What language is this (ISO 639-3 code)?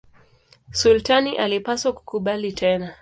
swa